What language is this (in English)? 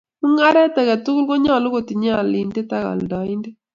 Kalenjin